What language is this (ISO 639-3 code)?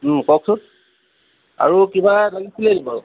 asm